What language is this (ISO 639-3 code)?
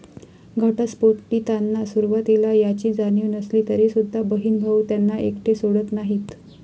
mar